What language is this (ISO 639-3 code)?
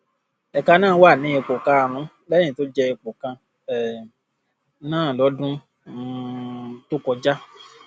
yor